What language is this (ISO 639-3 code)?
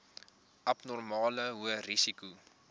afr